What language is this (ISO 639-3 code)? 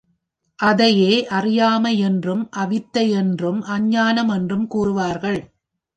tam